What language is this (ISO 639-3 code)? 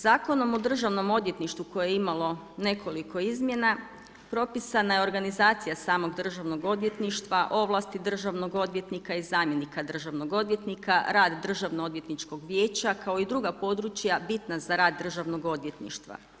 hrv